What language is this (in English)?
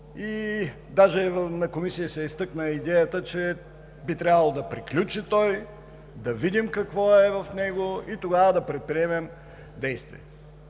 Bulgarian